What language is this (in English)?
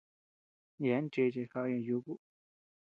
Tepeuxila Cuicatec